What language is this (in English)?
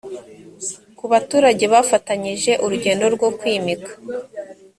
Kinyarwanda